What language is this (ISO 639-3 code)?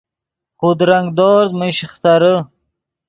ydg